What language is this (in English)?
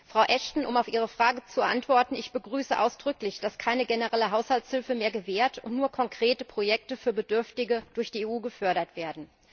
German